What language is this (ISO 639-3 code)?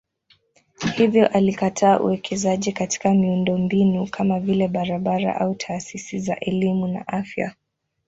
swa